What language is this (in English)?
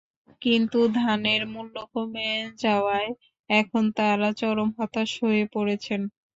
Bangla